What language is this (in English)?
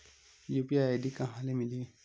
Chhattisgarhi